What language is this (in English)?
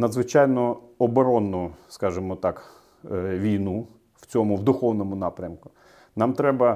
Ukrainian